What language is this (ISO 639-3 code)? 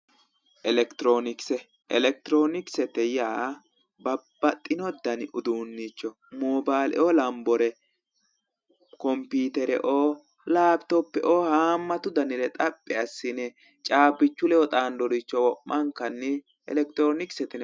sid